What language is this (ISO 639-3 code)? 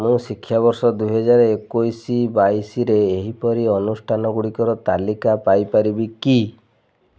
ori